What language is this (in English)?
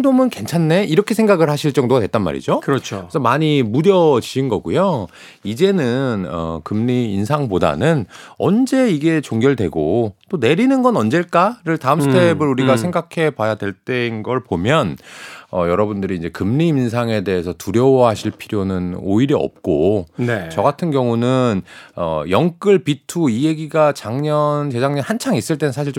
Korean